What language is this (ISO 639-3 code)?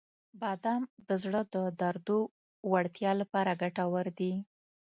pus